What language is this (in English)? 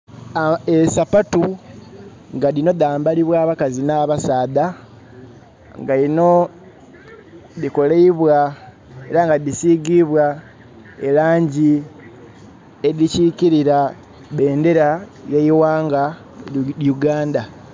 Soga